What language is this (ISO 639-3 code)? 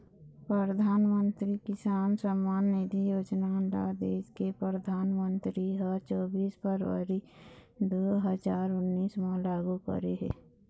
hne